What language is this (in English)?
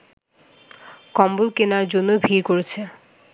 Bangla